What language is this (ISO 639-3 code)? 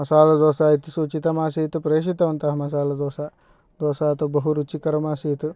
san